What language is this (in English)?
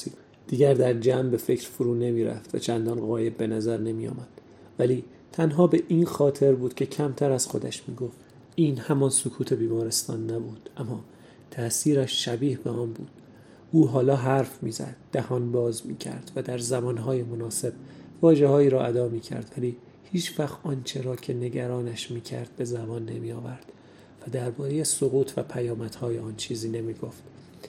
Persian